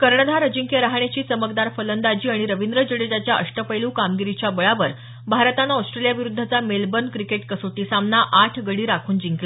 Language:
Marathi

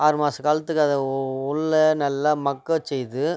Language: Tamil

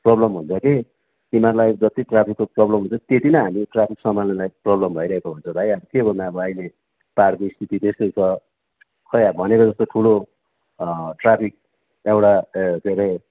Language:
Nepali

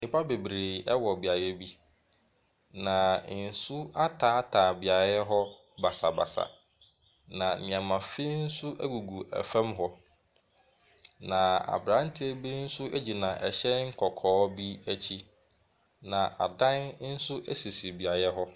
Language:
Akan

